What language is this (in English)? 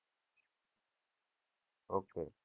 Gujarati